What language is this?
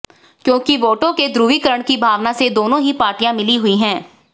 Hindi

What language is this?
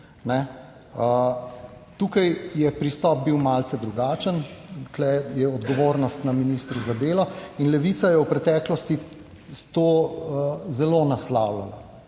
Slovenian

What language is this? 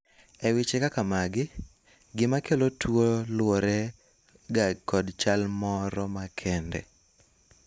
Luo (Kenya and Tanzania)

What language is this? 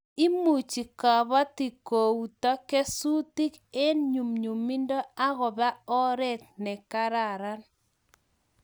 Kalenjin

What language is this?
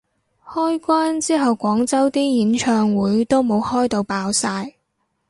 Cantonese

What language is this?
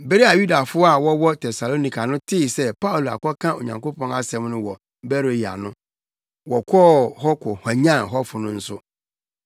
Akan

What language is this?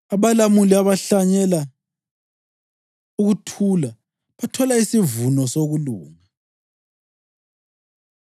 North Ndebele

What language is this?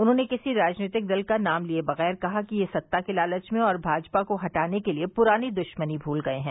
Hindi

